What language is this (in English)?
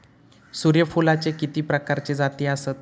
Marathi